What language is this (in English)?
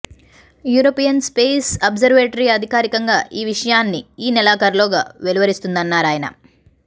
Telugu